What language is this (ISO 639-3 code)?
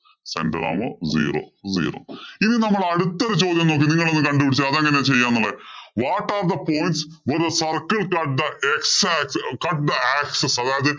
mal